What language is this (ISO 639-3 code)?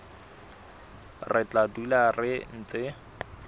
sot